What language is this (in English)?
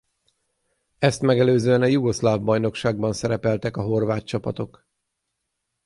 Hungarian